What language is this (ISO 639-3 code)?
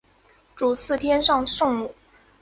zho